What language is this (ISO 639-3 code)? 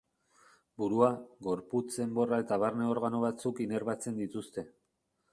eus